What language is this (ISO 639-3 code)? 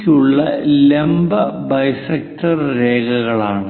mal